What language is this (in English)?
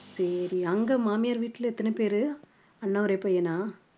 Tamil